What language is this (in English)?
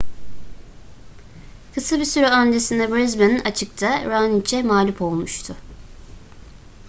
Turkish